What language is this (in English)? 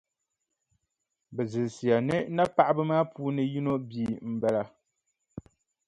Dagbani